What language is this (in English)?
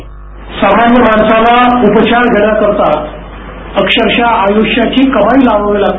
Marathi